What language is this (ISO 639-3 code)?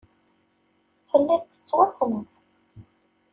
kab